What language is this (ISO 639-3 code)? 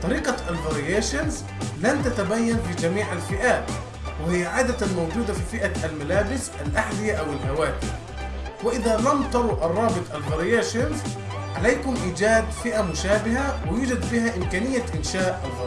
ara